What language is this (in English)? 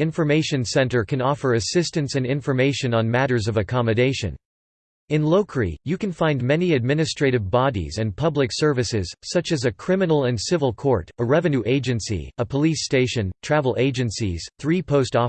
English